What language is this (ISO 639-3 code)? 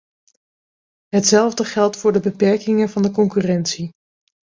nld